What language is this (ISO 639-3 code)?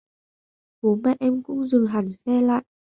vie